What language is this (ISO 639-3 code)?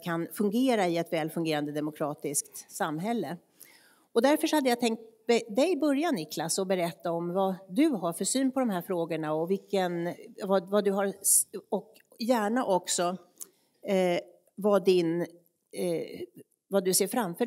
swe